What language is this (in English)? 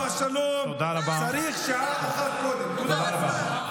Hebrew